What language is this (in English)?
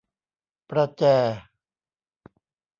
Thai